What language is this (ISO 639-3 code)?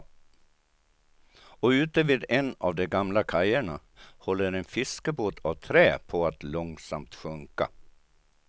swe